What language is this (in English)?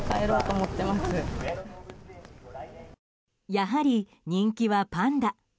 Japanese